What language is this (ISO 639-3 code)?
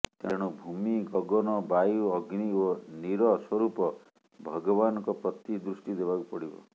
ori